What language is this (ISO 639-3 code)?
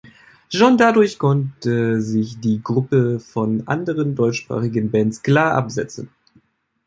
deu